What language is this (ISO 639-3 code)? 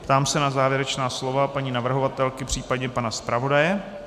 ces